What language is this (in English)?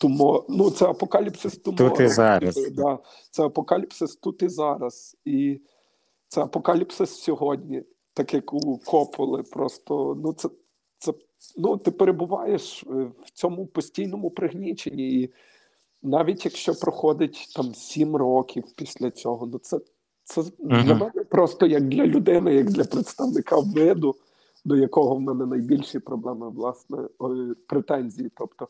Ukrainian